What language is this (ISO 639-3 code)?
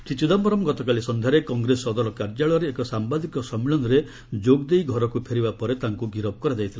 ori